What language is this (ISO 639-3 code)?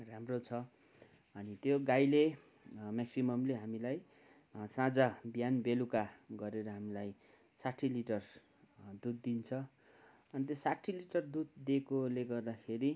nep